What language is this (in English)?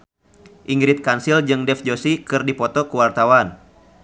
Sundanese